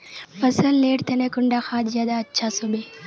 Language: Magahi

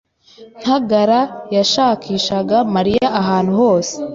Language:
Kinyarwanda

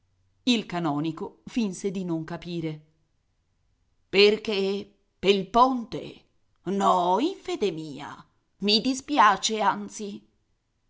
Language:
Italian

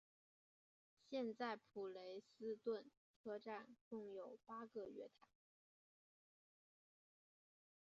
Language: Chinese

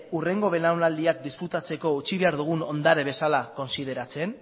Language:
Basque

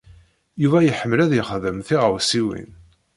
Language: Kabyle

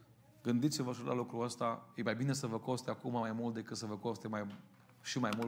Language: Romanian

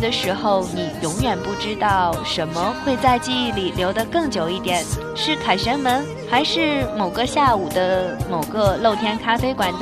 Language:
Chinese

